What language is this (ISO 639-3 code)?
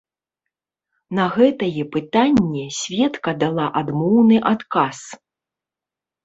bel